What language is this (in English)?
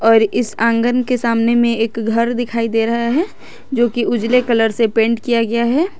Hindi